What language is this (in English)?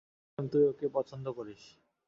Bangla